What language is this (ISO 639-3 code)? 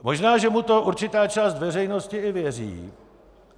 ces